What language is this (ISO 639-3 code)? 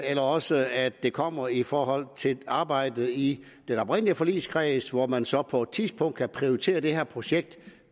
dan